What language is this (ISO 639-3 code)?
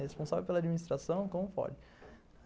por